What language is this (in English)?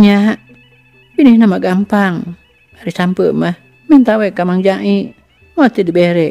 Indonesian